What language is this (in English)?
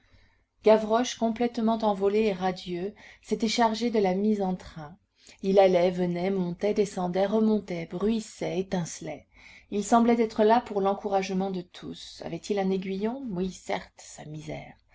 French